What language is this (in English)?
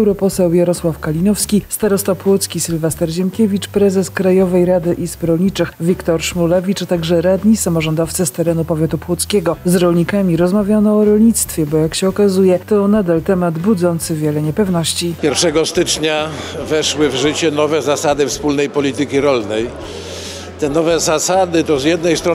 Polish